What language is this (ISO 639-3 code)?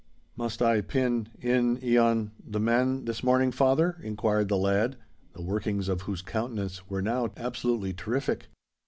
eng